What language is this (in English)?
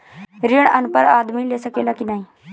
Bhojpuri